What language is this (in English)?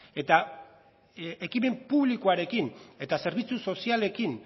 Basque